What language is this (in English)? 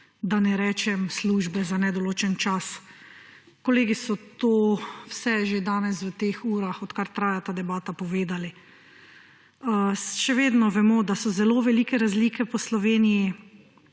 Slovenian